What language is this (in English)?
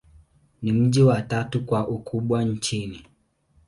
Swahili